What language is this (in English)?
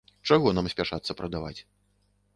Belarusian